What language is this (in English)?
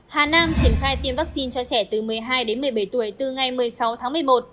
Vietnamese